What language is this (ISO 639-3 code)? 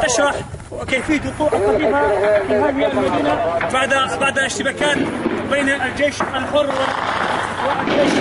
ara